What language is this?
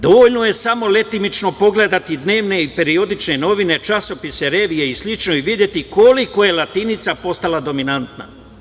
Serbian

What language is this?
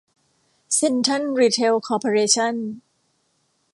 Thai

